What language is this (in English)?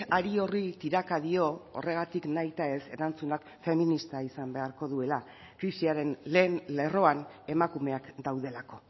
Basque